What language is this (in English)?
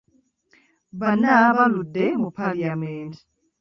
Ganda